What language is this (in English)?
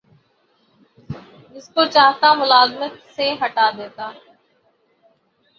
Urdu